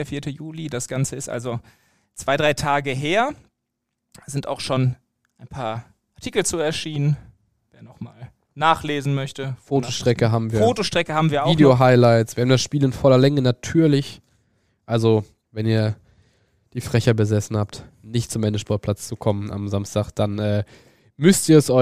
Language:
German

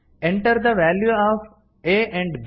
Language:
Kannada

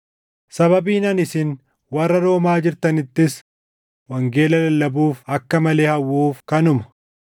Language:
Oromo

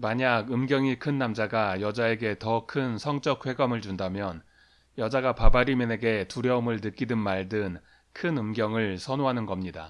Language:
Korean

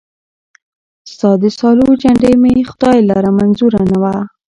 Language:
Pashto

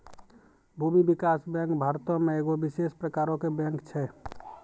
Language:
Maithili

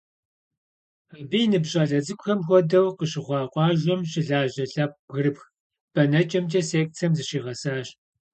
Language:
Kabardian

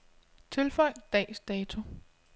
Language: Danish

